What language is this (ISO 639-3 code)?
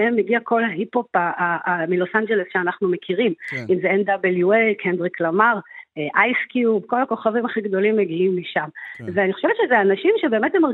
heb